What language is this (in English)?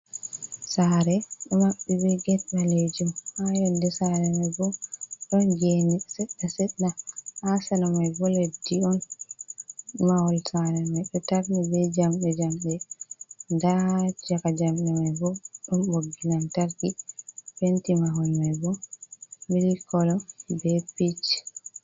Fula